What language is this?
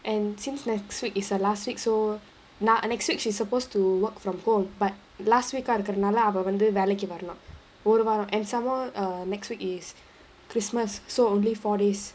English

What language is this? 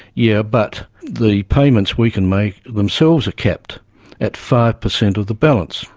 English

